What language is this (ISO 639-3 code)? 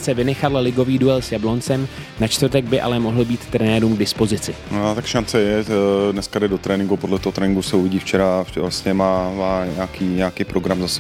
ces